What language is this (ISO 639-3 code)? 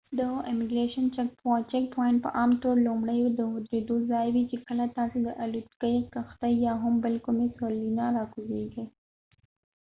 pus